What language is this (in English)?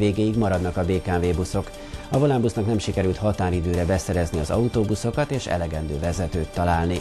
Hungarian